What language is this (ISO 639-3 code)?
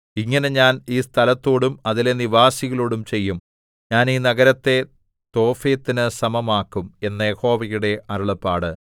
mal